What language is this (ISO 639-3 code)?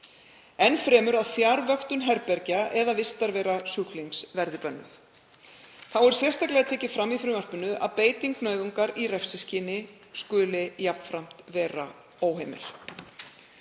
isl